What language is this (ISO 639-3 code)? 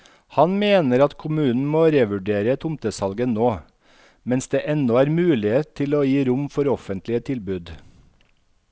nor